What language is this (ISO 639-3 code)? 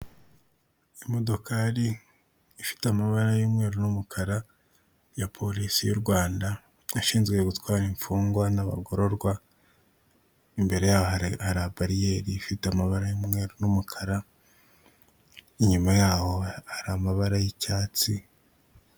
kin